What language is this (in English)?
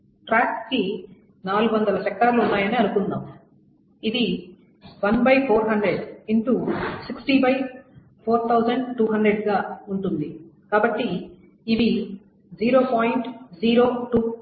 Telugu